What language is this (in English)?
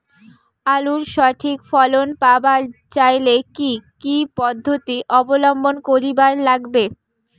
Bangla